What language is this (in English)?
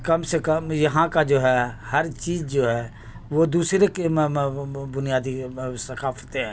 Urdu